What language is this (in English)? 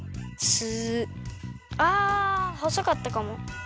Japanese